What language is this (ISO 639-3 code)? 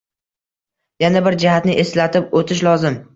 uzb